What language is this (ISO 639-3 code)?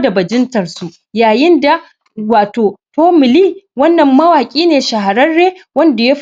hau